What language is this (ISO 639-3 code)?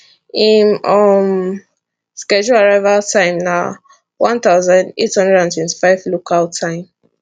pcm